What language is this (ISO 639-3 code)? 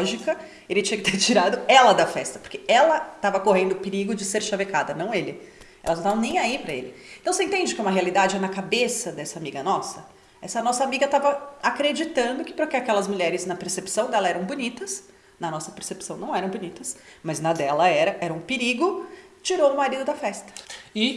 por